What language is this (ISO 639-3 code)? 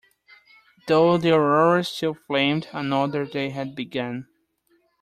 eng